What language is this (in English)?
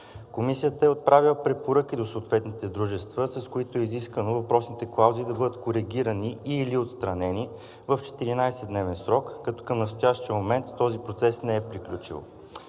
Bulgarian